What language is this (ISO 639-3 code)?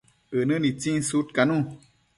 mcf